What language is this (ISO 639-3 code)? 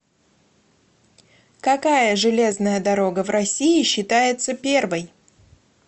rus